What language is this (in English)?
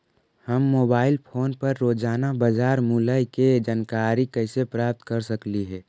Magahi